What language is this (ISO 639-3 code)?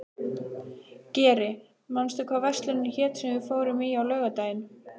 isl